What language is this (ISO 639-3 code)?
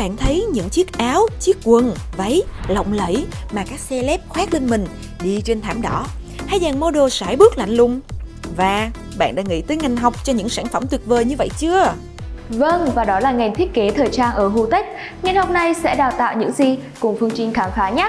vie